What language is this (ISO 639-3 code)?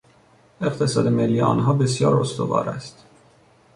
fas